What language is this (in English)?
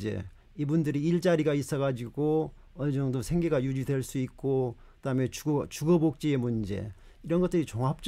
Korean